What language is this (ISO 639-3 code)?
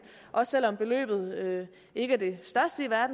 dan